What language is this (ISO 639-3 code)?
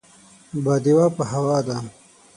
pus